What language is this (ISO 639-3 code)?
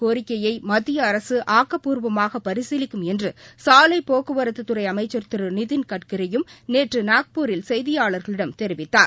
tam